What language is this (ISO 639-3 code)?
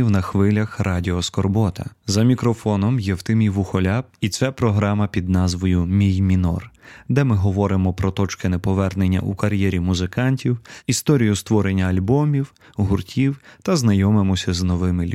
ukr